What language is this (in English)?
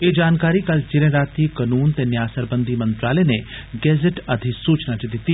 Dogri